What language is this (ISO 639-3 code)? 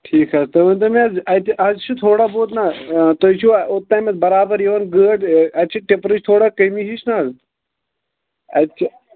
kas